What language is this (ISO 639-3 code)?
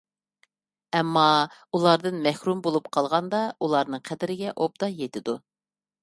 uig